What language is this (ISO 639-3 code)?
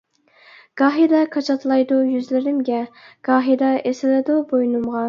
uig